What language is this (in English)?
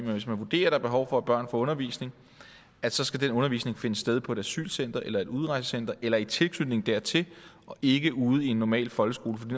Danish